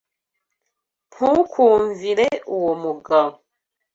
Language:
Kinyarwanda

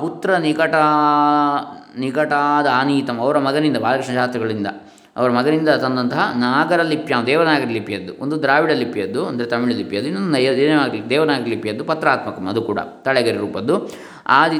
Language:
Kannada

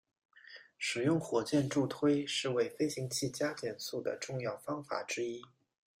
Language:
Chinese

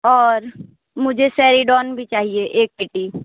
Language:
Hindi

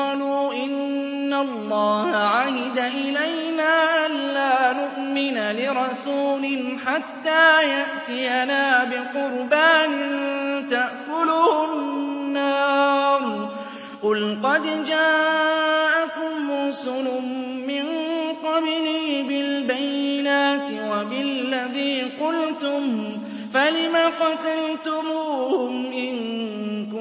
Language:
Arabic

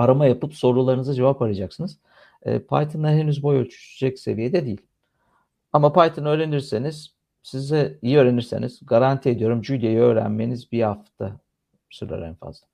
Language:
Turkish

